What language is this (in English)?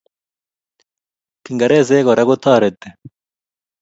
Kalenjin